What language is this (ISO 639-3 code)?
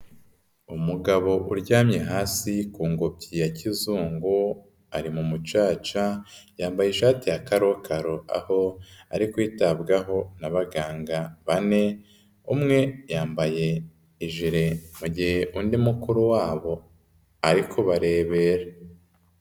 kin